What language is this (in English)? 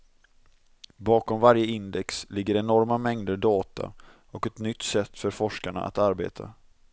Swedish